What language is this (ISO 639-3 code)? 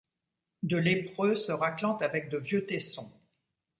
fra